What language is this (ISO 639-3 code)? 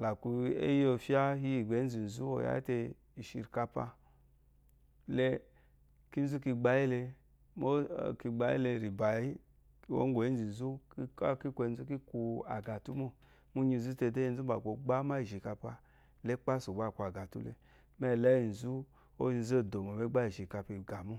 afo